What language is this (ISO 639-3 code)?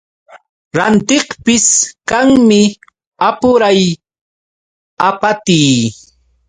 qux